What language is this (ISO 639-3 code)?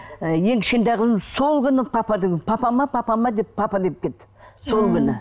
kaz